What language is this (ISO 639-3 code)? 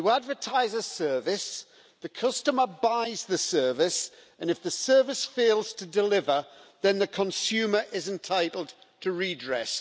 eng